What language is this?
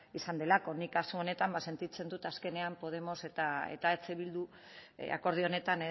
Basque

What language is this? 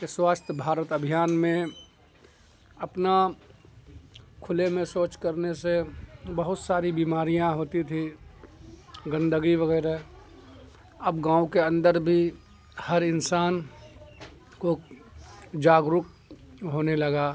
Urdu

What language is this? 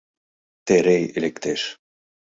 Mari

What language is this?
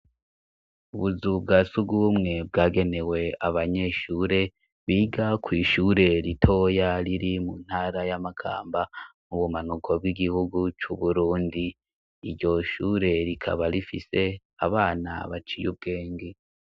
Rundi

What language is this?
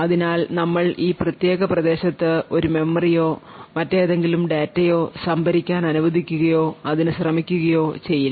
Malayalam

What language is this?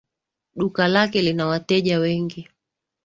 Swahili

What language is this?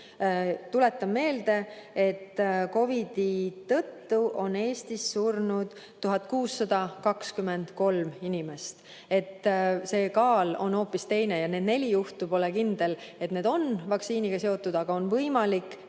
Estonian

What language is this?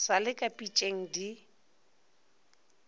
Northern Sotho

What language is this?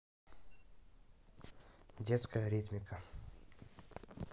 Russian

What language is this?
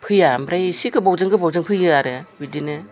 Bodo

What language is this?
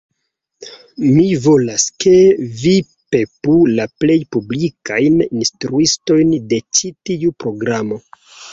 Esperanto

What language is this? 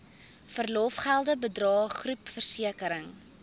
Afrikaans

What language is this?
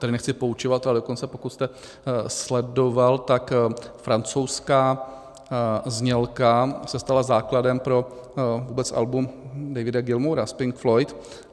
Czech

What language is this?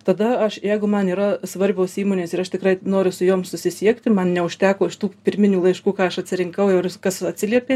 Lithuanian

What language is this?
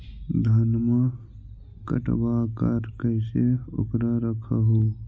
Magahi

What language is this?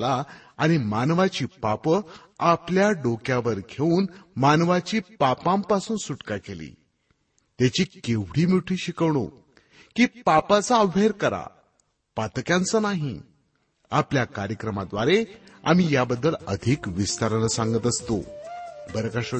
Marathi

